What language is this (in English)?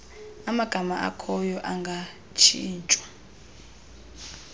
Xhosa